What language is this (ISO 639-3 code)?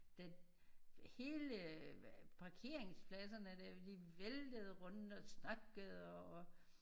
dan